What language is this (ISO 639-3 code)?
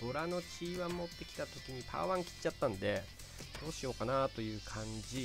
jpn